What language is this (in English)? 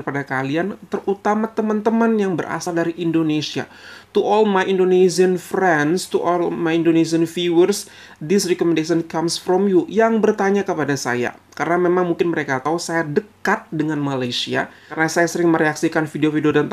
Indonesian